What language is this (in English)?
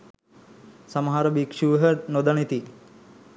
Sinhala